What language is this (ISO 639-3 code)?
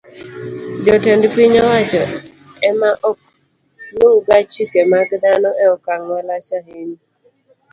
luo